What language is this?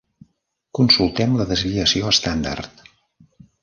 Catalan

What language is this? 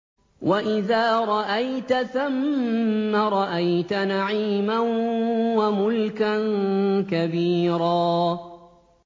Arabic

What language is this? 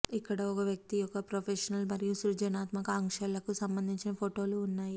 Telugu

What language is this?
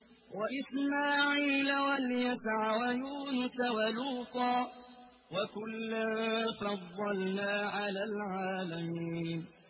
Arabic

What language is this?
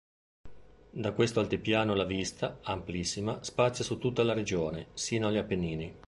Italian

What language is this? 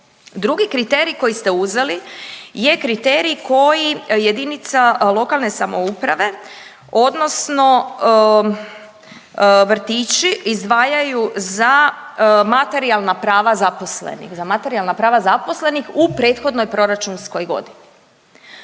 Croatian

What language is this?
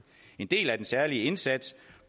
Danish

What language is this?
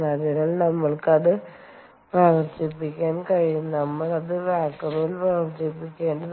Malayalam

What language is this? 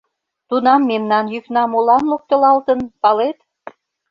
Mari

